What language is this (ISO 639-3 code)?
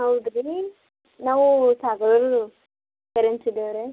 kan